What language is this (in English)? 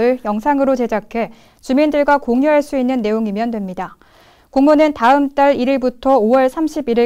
Korean